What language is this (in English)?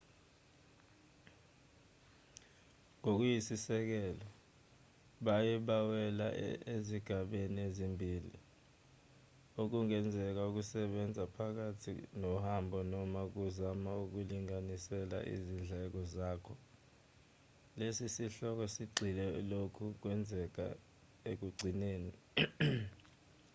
Zulu